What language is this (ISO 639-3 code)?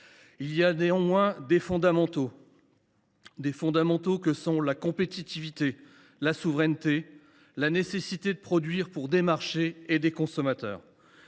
fra